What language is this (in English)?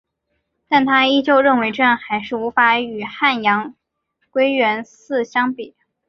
Chinese